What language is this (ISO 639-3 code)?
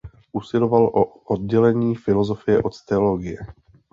ces